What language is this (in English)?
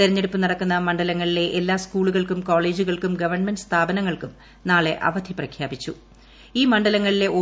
Malayalam